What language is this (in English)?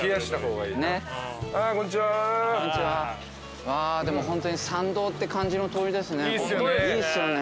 Japanese